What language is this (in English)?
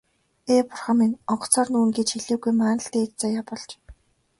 Mongolian